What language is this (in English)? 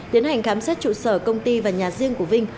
Vietnamese